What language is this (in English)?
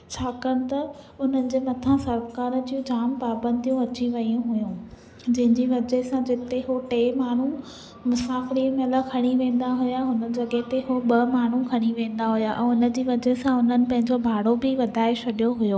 Sindhi